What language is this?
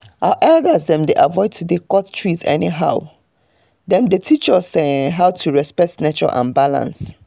Nigerian Pidgin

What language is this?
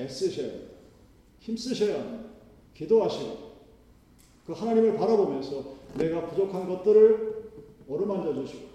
Korean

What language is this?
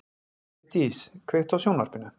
Icelandic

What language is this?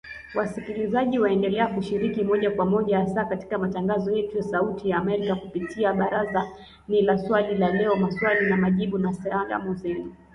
Swahili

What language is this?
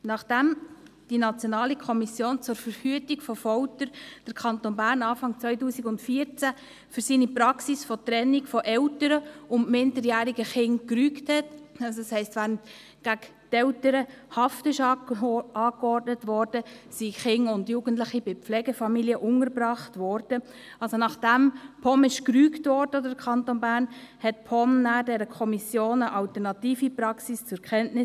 Swiss German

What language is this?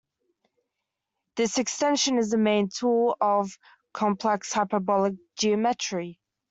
English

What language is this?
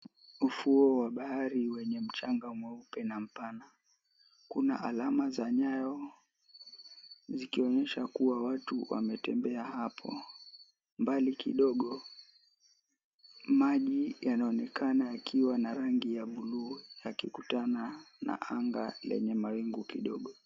Swahili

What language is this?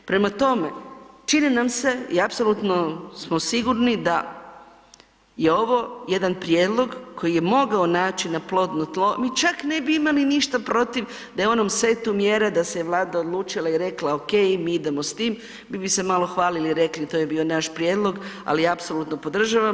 Croatian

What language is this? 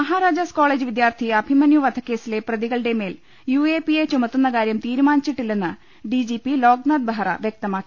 Malayalam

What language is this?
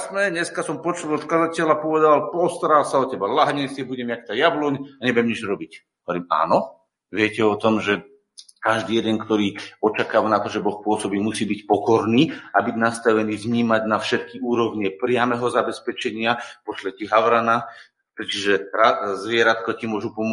Slovak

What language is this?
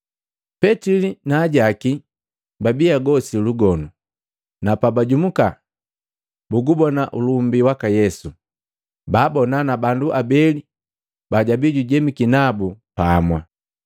Matengo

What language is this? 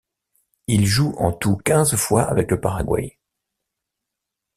French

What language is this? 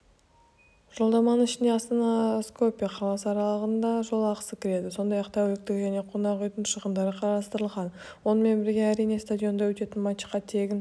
Kazakh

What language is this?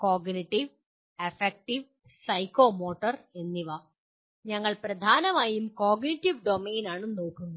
Malayalam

